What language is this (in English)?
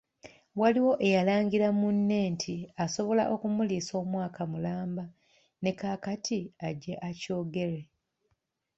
Ganda